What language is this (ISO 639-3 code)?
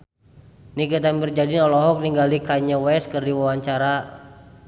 sun